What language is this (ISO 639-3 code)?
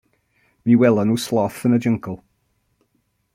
cym